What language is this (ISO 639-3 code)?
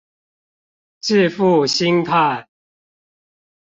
zho